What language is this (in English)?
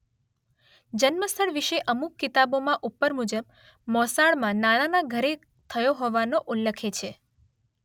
Gujarati